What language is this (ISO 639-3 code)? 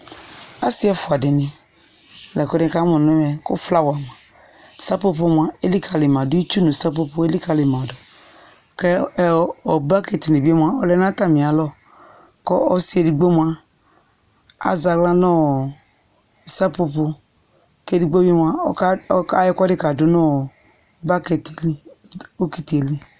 kpo